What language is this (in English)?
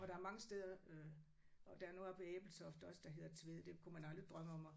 Danish